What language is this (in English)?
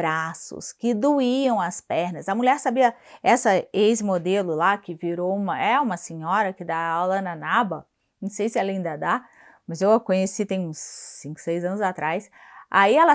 Portuguese